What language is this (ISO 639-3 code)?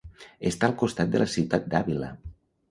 cat